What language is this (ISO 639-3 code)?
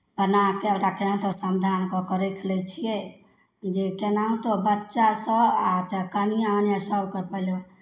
mai